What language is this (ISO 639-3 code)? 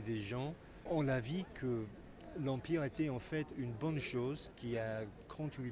fra